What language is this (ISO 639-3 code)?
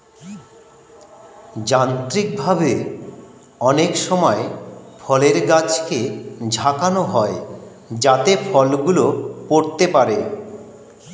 ben